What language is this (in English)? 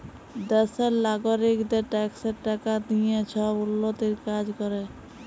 Bangla